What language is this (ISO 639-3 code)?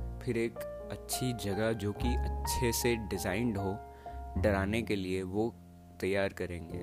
hin